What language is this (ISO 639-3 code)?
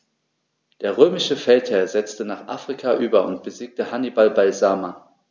deu